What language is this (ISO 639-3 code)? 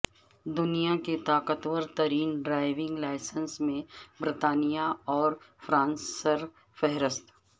urd